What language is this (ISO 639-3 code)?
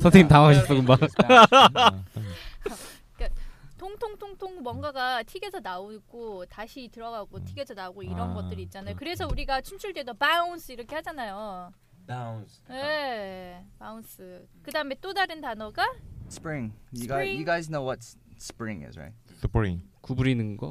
kor